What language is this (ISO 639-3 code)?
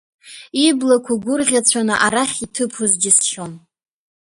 abk